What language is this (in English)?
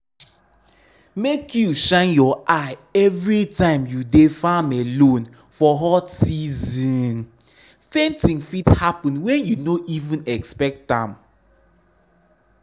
Nigerian Pidgin